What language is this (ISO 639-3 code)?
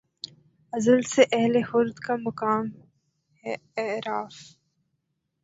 urd